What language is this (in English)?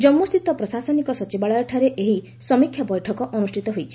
Odia